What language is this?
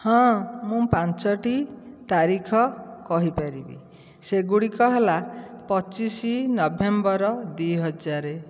Odia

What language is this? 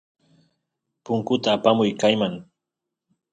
Santiago del Estero Quichua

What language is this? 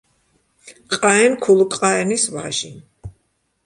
Georgian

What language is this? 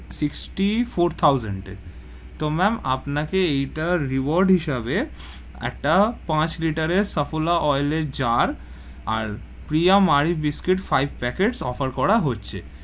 Bangla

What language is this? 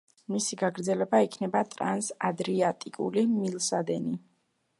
Georgian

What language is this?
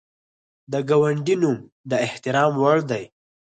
Pashto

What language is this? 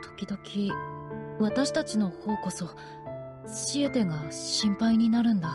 Japanese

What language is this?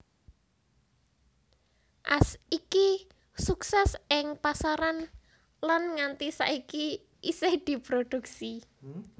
Javanese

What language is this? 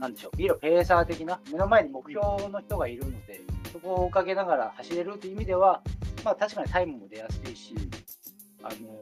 Japanese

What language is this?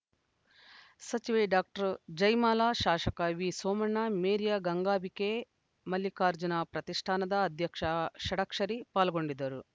Kannada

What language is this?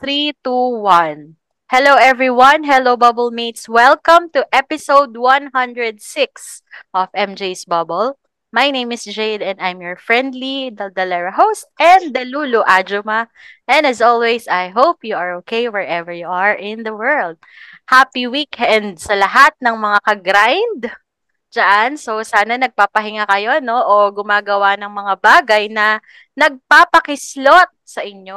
Filipino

